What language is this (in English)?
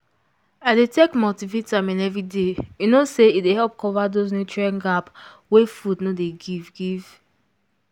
Nigerian Pidgin